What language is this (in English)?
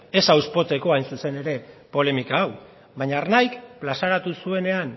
Basque